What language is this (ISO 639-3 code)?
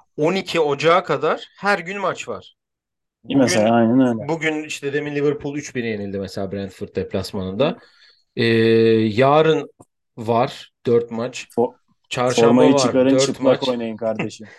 tur